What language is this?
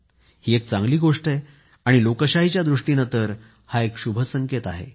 Marathi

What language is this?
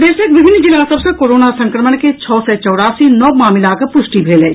Maithili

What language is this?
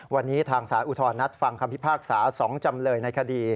Thai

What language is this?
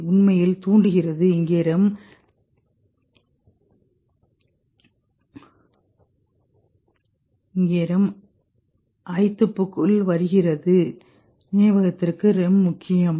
Tamil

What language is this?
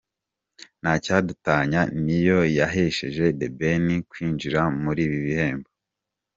Kinyarwanda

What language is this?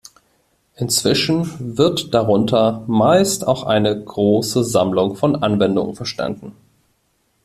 German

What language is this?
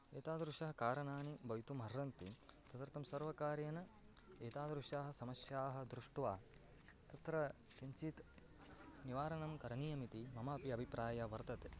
Sanskrit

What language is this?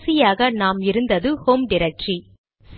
Tamil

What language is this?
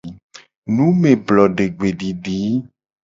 Gen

